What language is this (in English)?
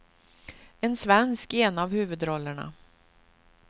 Swedish